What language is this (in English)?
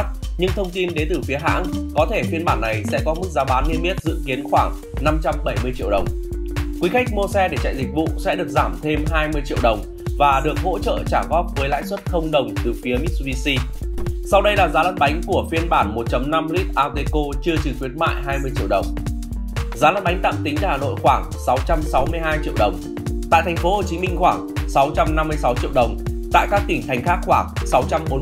Vietnamese